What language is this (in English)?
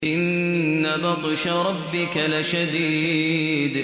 Arabic